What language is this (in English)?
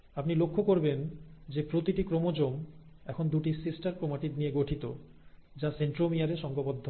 Bangla